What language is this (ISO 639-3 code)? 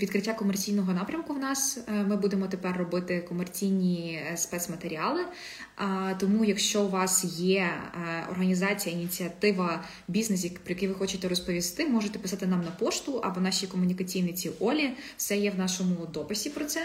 ukr